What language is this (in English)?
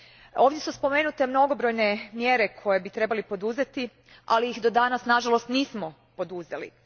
Croatian